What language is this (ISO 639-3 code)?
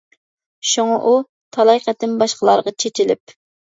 uig